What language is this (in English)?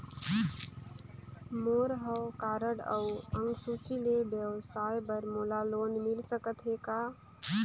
Chhattisgarhi